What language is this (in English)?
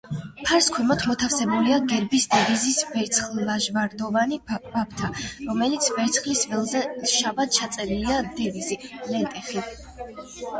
Georgian